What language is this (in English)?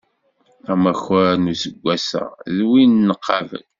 Kabyle